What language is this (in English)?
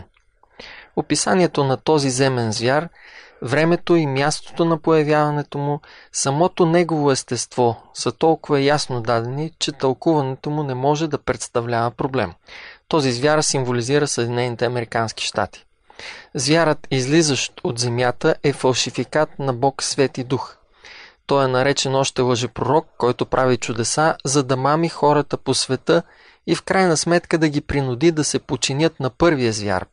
Bulgarian